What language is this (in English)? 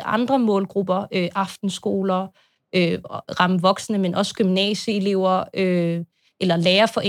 Danish